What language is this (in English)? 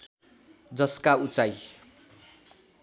Nepali